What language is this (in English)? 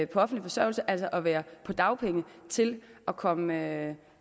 Danish